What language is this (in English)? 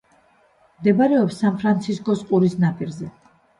Georgian